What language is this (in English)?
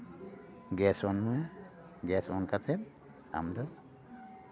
Santali